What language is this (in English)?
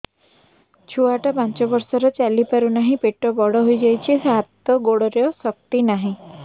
Odia